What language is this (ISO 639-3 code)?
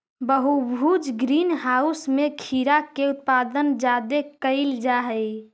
mag